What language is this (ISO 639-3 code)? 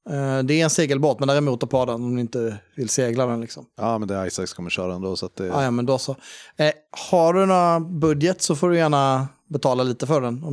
swe